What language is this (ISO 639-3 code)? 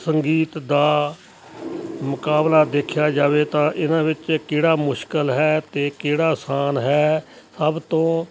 pan